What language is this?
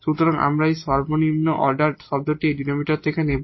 Bangla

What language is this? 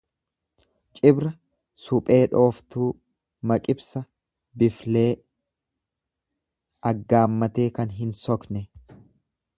Oromo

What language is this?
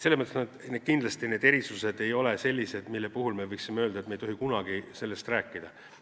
Estonian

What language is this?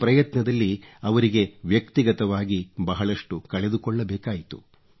Kannada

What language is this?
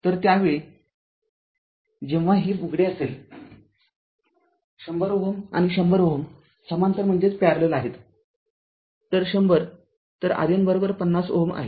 Marathi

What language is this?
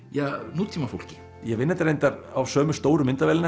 Icelandic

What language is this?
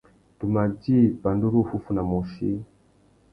Tuki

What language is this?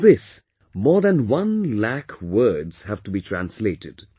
English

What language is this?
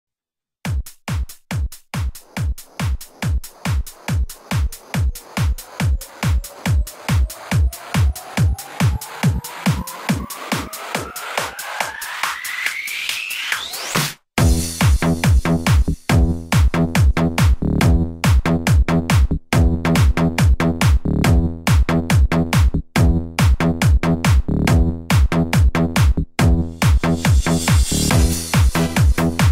Vietnamese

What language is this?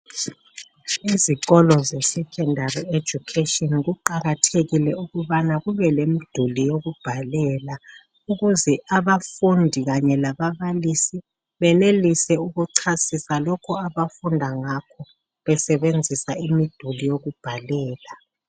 North Ndebele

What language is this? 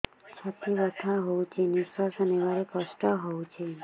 Odia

